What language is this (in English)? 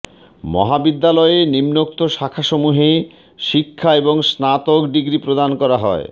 Bangla